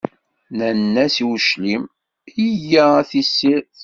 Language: Kabyle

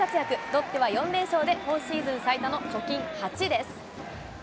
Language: Japanese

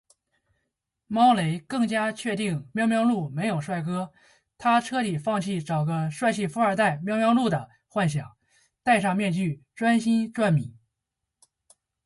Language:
Chinese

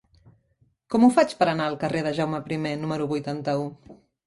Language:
Catalan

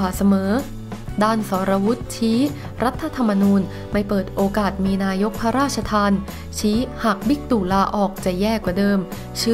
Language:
Thai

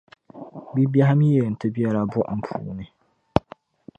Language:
Dagbani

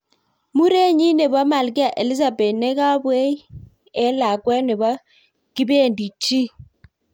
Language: Kalenjin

